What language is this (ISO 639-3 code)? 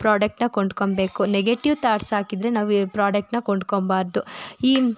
kan